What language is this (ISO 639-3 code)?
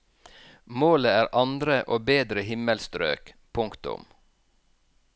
nor